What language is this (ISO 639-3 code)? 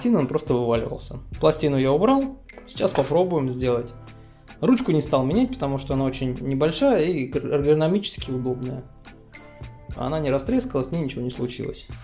rus